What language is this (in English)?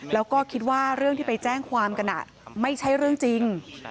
Thai